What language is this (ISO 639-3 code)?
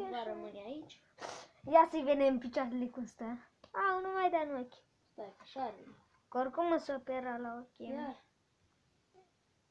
ron